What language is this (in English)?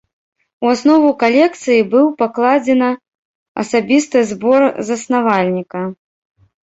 Belarusian